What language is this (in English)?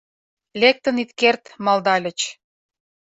Mari